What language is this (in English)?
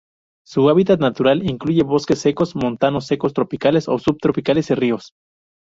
Spanish